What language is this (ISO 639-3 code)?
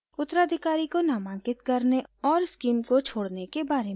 hin